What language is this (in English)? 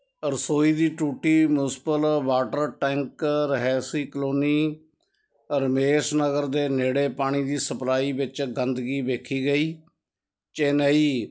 Punjabi